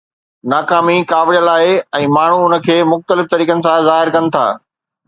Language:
Sindhi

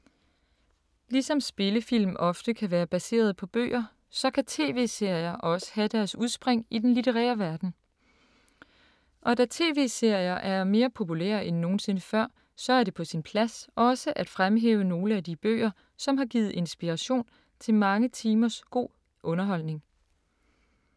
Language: Danish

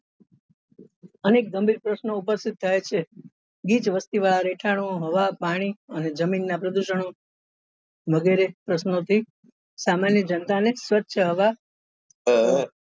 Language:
Gujarati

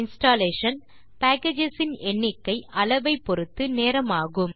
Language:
Tamil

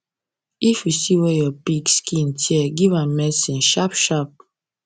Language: Nigerian Pidgin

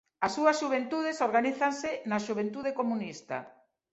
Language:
Galician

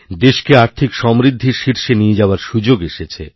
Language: Bangla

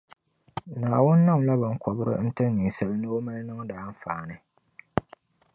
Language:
Dagbani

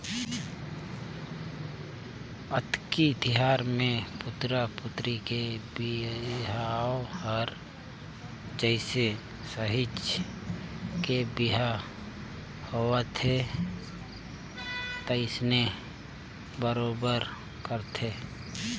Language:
Chhattisgarhi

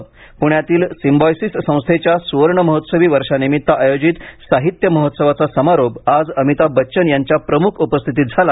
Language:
Marathi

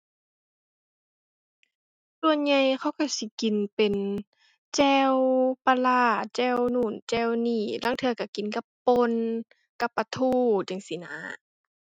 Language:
Thai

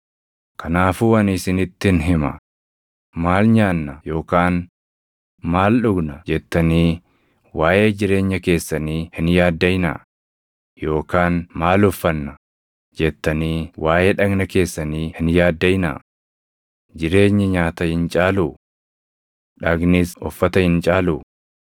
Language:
Oromo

